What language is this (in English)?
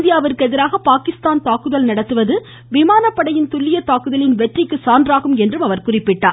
Tamil